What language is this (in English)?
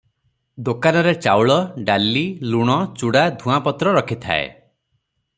Odia